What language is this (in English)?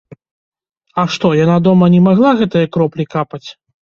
Belarusian